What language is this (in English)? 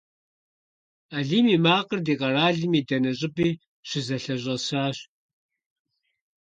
Kabardian